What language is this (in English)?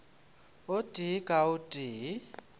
Northern Sotho